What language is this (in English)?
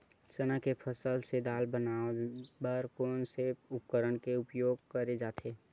Chhattisgarhi